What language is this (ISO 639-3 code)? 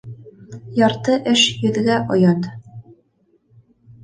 bak